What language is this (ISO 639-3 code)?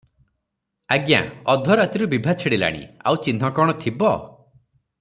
ori